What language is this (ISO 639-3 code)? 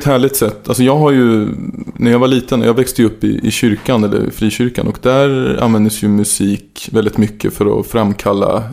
swe